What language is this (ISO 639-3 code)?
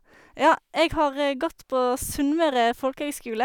nor